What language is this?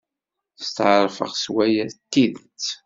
Kabyle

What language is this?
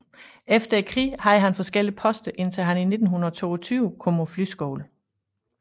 Danish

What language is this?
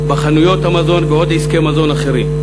Hebrew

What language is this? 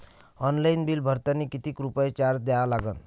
Marathi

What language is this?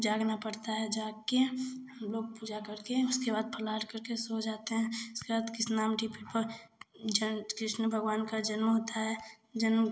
Hindi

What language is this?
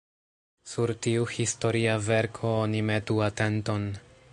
Esperanto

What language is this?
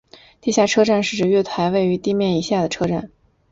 Chinese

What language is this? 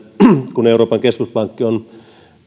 Finnish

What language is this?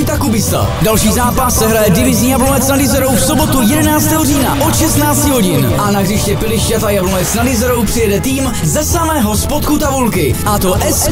Czech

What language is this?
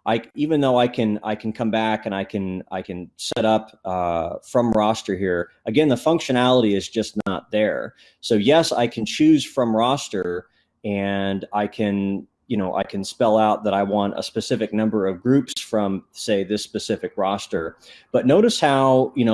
English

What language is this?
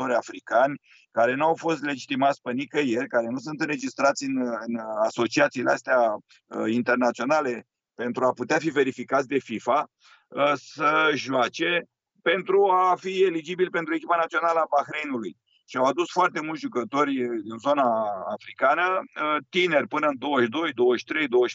Romanian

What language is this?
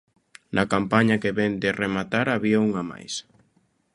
Galician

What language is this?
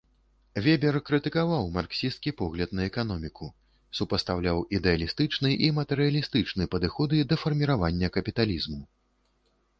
Belarusian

